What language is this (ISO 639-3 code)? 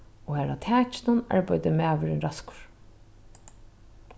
fao